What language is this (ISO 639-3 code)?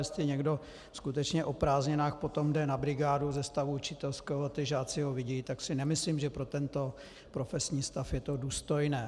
ces